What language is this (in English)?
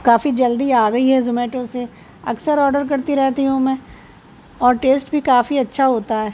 Urdu